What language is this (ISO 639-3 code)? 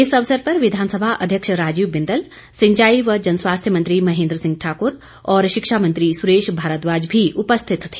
hin